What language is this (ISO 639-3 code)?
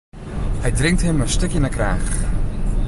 fry